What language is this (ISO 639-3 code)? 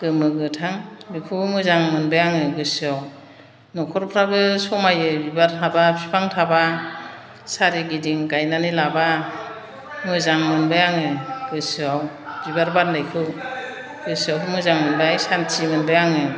brx